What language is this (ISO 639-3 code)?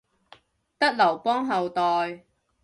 yue